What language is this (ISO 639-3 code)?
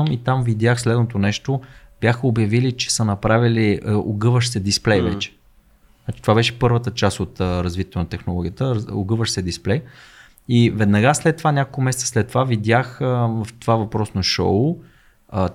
bul